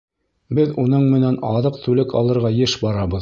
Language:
Bashkir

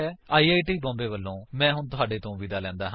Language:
Punjabi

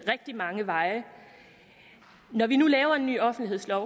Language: Danish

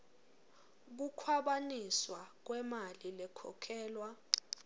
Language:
Swati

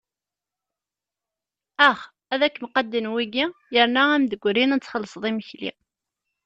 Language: Kabyle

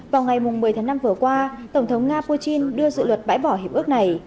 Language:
Vietnamese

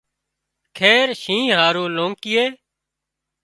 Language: Wadiyara Koli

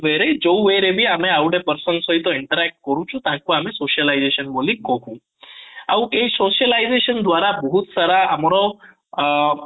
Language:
Odia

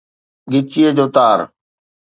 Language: Sindhi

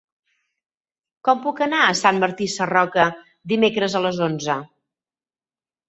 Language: Catalan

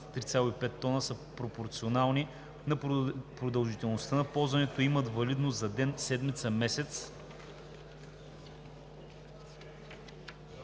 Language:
Bulgarian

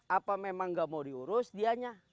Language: Indonesian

